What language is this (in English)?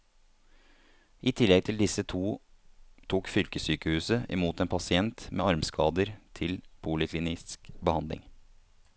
Norwegian